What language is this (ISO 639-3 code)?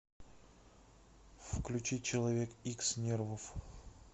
rus